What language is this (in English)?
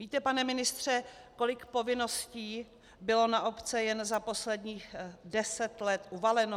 Czech